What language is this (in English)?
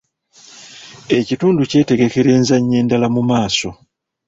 Ganda